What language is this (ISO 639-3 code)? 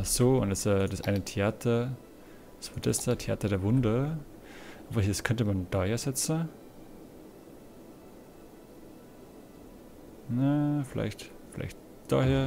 deu